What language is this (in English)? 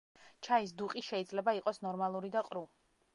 Georgian